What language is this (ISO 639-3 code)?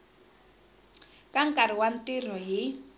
tso